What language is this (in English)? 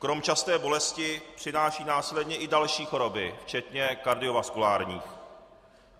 Czech